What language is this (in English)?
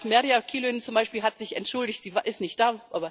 German